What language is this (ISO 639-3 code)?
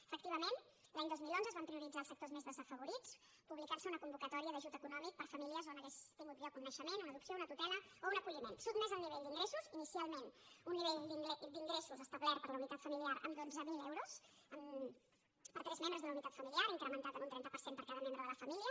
cat